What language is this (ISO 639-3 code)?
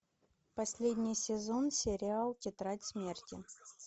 rus